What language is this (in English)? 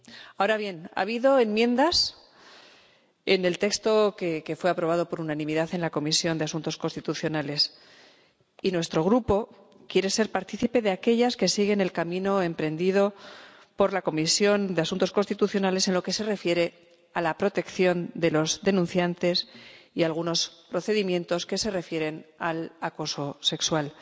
Spanish